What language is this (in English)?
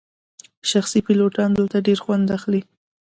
Pashto